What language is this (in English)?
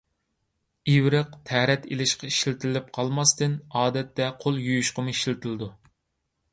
Uyghur